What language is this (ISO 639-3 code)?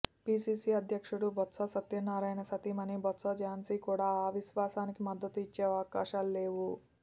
tel